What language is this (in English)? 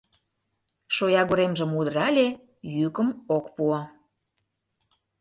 Mari